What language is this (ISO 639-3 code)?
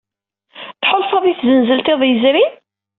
kab